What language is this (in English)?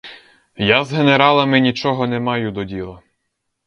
Ukrainian